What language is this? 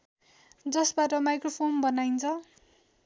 Nepali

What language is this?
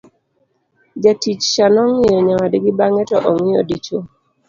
Luo (Kenya and Tanzania)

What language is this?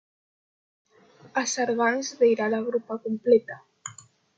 Romansh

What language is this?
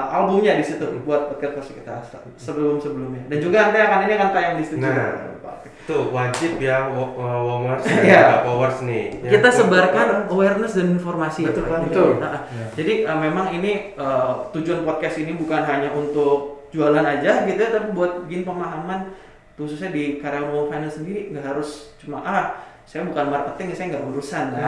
Indonesian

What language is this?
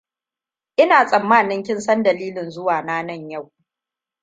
Hausa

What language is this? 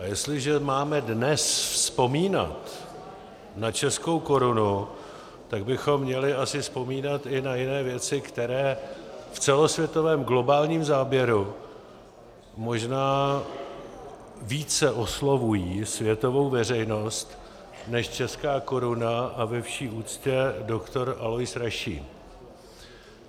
Czech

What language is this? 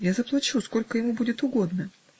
Russian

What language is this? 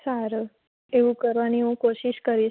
Gujarati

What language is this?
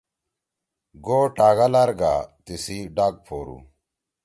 Torwali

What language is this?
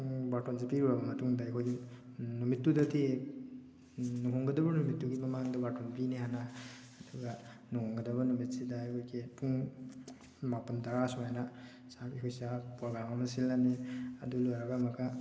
Manipuri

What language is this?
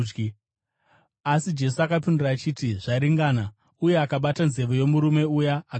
Shona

